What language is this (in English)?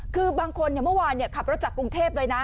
Thai